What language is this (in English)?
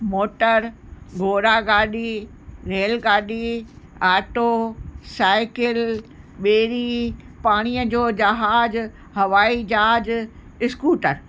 Sindhi